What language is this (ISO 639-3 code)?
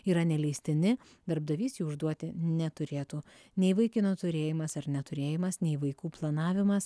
lit